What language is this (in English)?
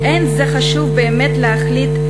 Hebrew